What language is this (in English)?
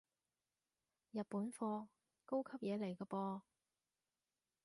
Cantonese